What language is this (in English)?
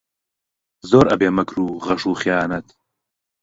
Central Kurdish